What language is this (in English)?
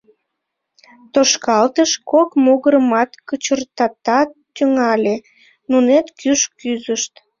Mari